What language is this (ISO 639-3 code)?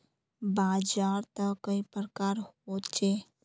mag